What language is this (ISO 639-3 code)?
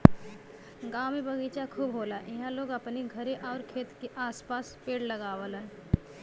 bho